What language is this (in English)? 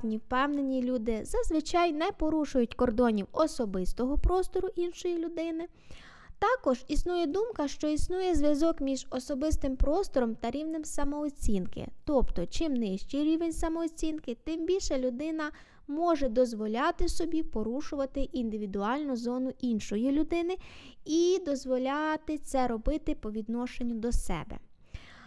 Ukrainian